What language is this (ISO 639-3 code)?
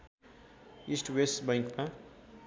nep